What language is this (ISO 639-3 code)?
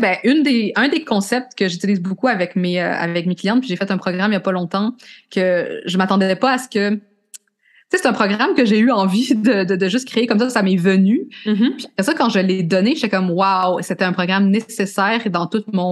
fra